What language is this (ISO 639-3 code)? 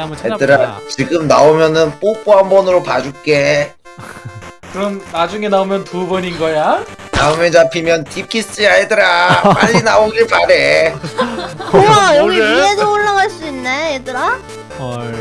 kor